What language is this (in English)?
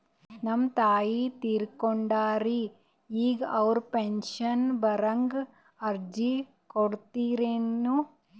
Kannada